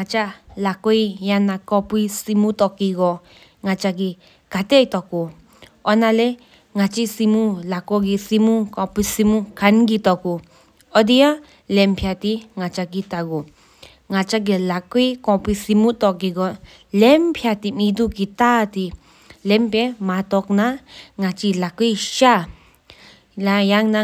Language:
Sikkimese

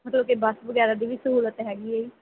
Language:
Punjabi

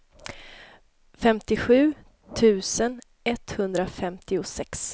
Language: Swedish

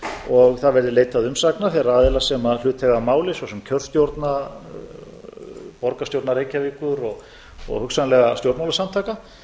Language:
Icelandic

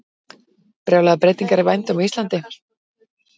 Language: Icelandic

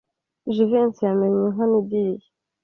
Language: Kinyarwanda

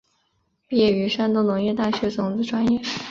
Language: Chinese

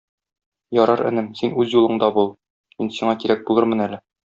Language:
Tatar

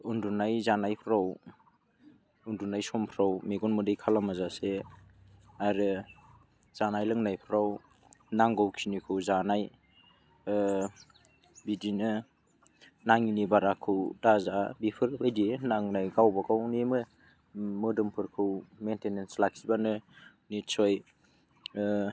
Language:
Bodo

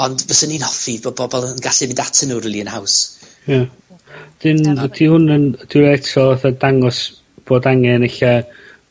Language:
Welsh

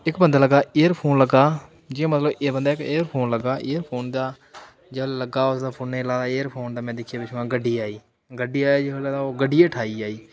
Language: Dogri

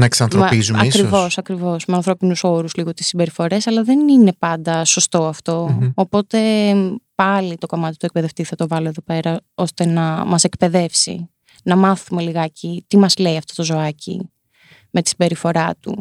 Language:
Greek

